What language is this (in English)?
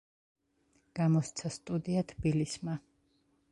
Georgian